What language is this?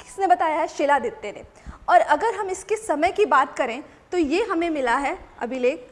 Hindi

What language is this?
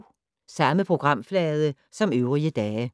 Danish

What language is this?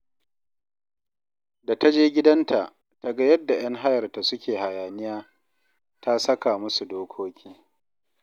Hausa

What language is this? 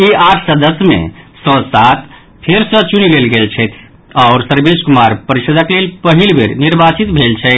Maithili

